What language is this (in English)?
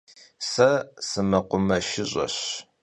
Kabardian